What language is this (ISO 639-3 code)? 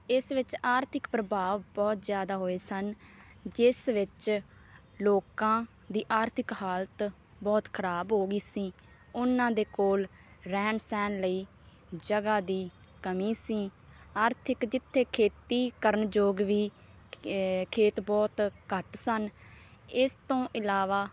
pan